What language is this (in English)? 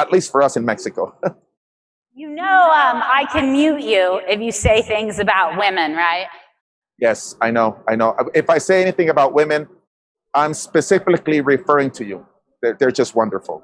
English